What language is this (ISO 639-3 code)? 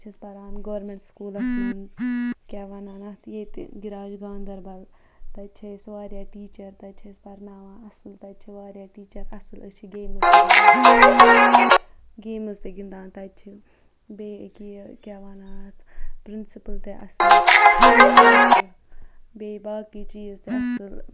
kas